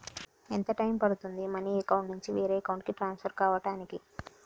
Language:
Telugu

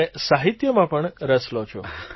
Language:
Gujarati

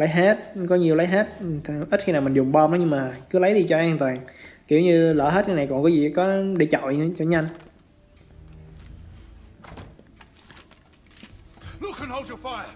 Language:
Vietnamese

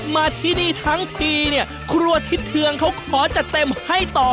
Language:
Thai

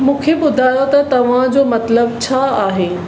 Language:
Sindhi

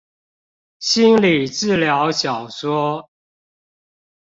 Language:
Chinese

